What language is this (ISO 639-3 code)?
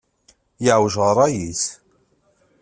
kab